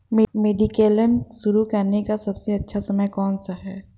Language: Hindi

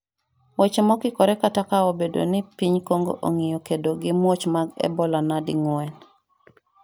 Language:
Luo (Kenya and Tanzania)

